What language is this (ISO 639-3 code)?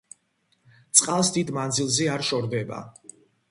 kat